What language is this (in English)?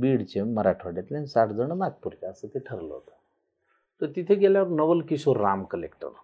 Marathi